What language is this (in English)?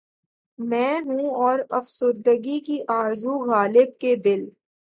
Urdu